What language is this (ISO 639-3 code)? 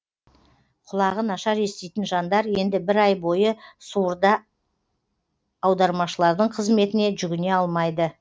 kaz